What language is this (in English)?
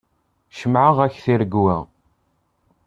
Kabyle